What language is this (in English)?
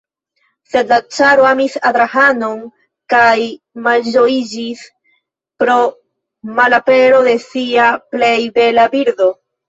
Esperanto